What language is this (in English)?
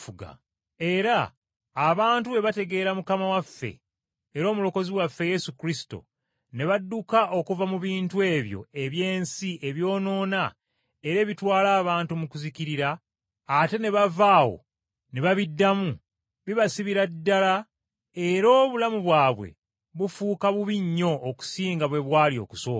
Ganda